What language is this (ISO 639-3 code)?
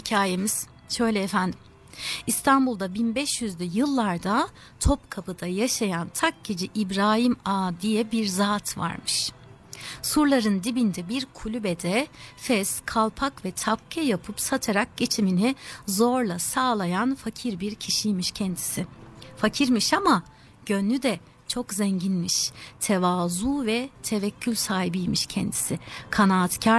tur